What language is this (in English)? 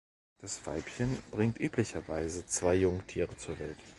German